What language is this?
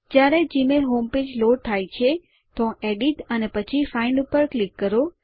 Gujarati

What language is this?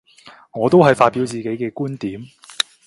Cantonese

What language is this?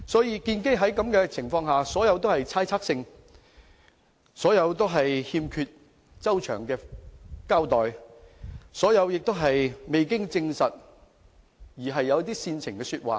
Cantonese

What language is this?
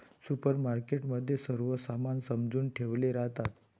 Marathi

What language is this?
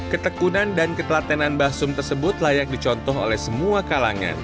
Indonesian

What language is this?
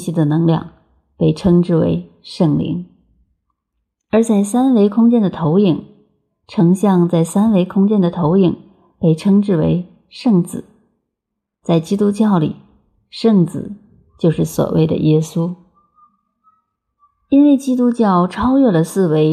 Chinese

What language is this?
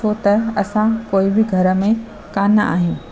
Sindhi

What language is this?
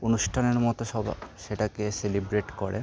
Bangla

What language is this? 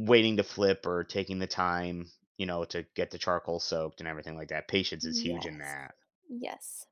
English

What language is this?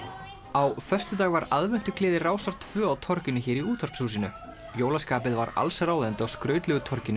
Icelandic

